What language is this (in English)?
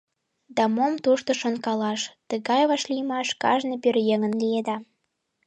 Mari